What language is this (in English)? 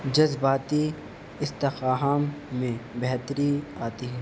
Urdu